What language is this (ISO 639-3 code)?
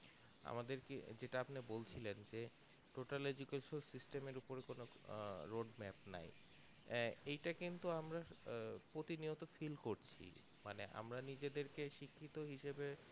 ben